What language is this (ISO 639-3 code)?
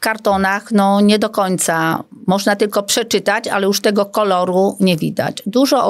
pol